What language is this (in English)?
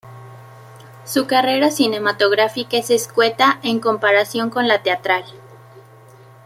Spanish